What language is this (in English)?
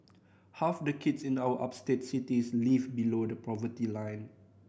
English